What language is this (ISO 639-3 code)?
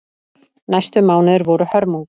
isl